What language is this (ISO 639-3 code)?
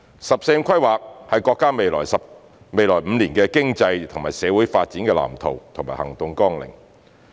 yue